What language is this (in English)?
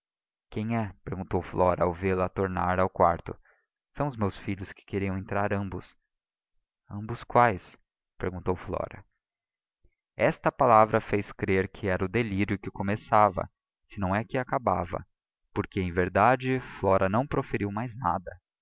Portuguese